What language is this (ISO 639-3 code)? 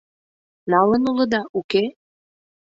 chm